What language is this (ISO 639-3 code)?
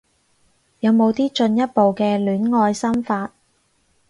yue